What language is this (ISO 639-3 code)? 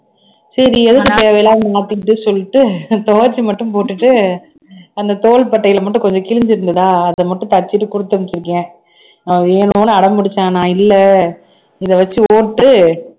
tam